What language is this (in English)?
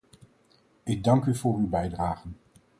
Dutch